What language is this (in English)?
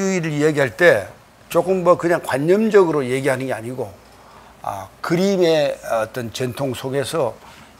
Korean